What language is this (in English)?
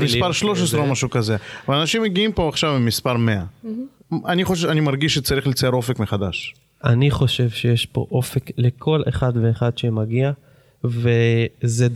Hebrew